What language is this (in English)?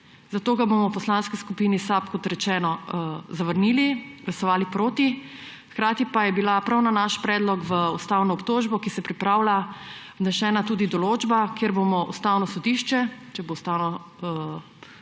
Slovenian